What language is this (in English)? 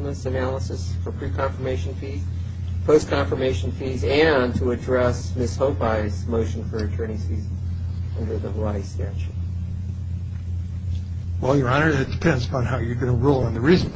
English